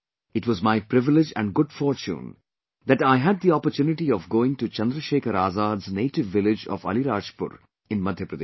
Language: English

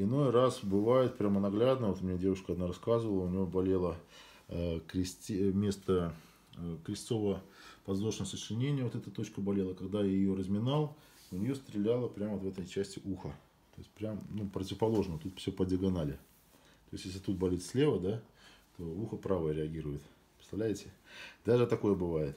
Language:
Russian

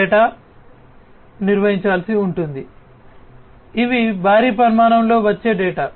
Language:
Telugu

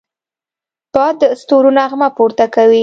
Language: Pashto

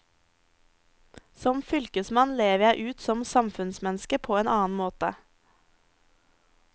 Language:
Norwegian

